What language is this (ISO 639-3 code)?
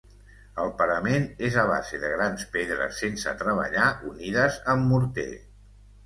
cat